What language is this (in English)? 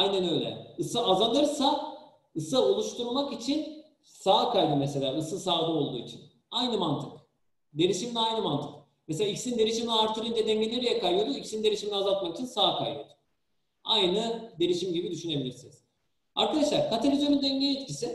Turkish